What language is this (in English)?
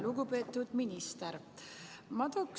Estonian